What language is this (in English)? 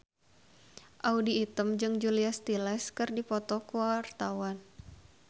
Sundanese